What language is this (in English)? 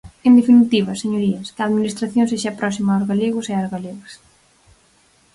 Galician